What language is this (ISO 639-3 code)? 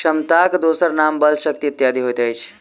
mai